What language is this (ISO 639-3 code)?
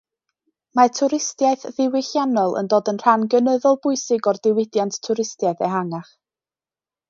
cym